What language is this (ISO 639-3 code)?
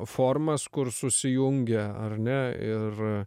lit